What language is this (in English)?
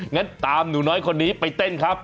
Thai